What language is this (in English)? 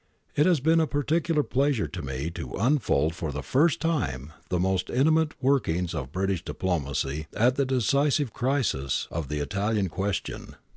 English